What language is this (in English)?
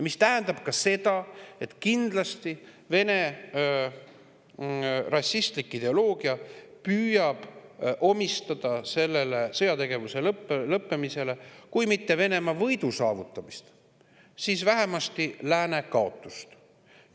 Estonian